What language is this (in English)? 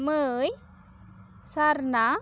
Santali